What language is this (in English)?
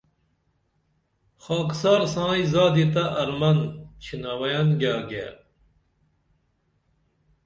Dameli